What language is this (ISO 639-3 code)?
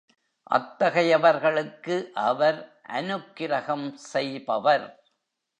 tam